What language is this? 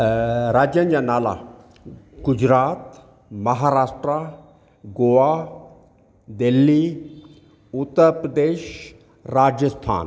Sindhi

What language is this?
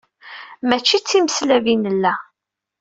Kabyle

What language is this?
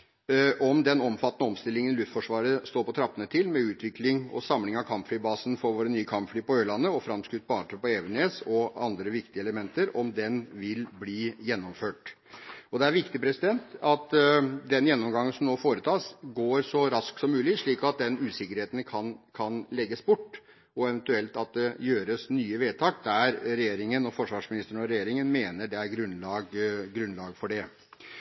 Norwegian Bokmål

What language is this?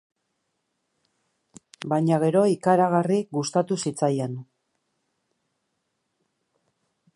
Basque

